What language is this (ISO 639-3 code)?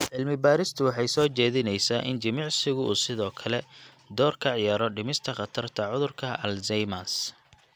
som